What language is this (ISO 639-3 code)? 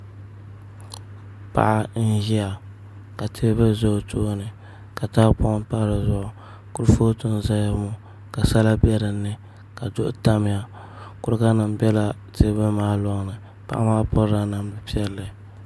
dag